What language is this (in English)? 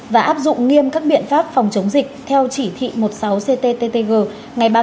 Vietnamese